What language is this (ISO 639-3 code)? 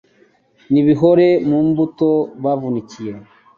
kin